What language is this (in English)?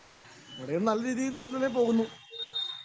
Malayalam